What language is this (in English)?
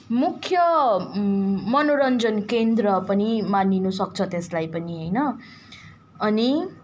Nepali